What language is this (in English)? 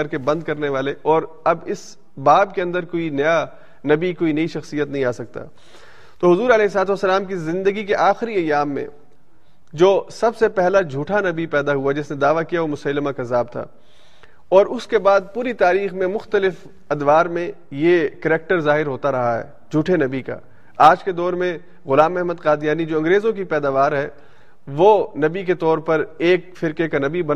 Urdu